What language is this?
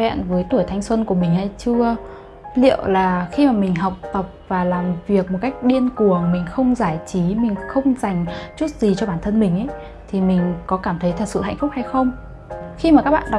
Vietnamese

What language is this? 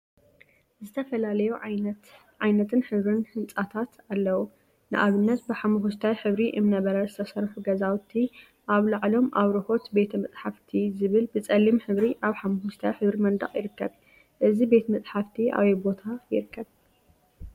Tigrinya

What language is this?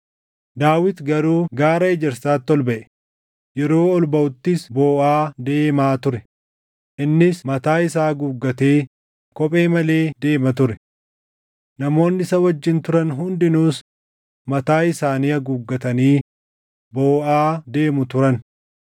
Oromo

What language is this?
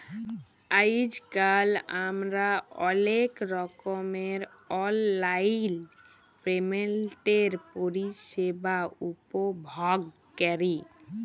Bangla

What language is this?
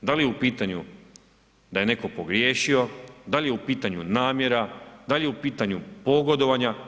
Croatian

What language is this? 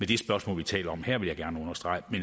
Danish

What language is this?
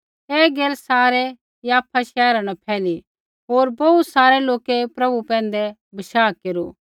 Kullu Pahari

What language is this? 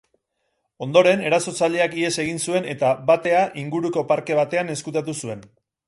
Basque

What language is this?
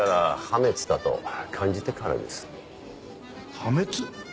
Japanese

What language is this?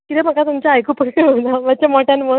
Konkani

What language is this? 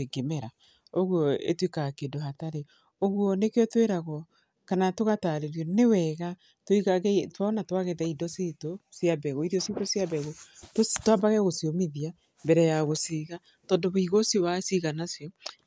Kikuyu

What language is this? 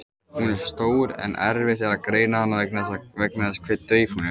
Icelandic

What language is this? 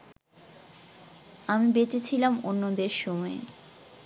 Bangla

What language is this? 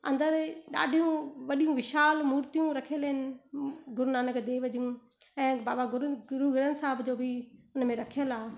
Sindhi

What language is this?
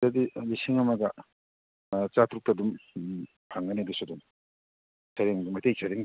Manipuri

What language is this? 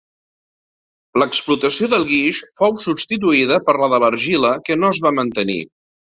Catalan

